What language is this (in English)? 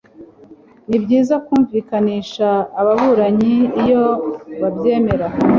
Kinyarwanda